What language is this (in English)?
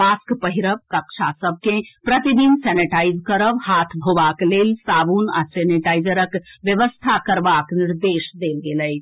Maithili